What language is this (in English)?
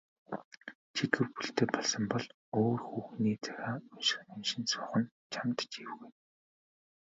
Mongolian